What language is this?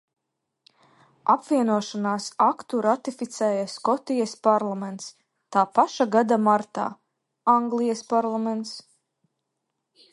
Latvian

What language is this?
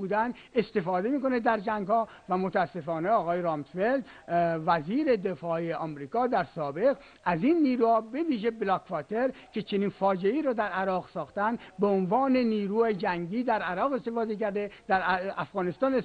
Persian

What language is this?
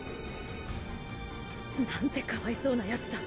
Japanese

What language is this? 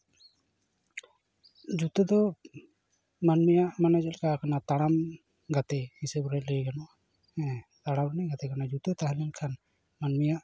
Santali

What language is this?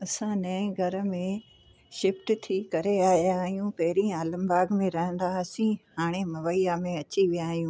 Sindhi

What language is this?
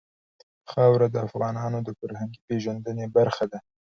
Pashto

